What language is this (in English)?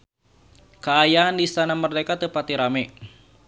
Sundanese